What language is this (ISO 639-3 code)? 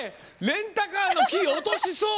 jpn